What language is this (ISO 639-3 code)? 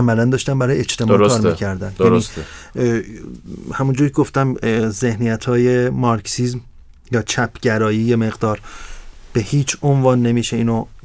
fas